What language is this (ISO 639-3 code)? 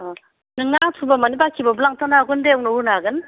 brx